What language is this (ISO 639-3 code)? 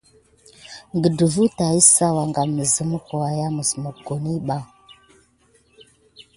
gid